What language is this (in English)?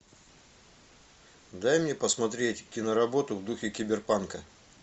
Russian